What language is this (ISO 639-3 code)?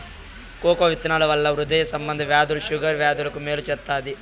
tel